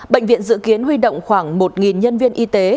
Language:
Vietnamese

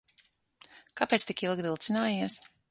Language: Latvian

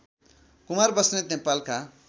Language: Nepali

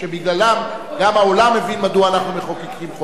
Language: Hebrew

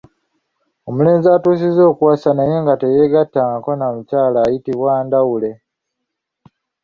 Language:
Ganda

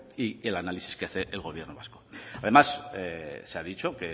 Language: Spanish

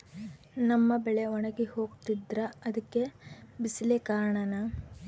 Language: Kannada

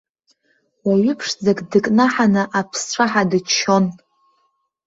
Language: Abkhazian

